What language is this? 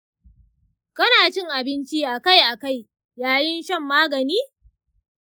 Hausa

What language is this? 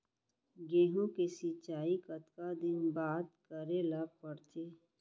Chhattisgarhi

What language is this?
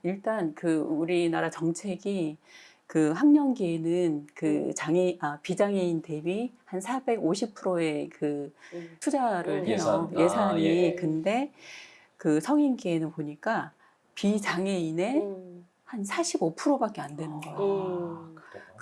Korean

